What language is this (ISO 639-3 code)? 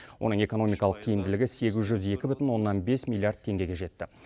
kaz